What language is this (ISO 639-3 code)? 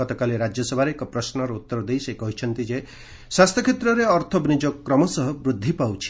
ori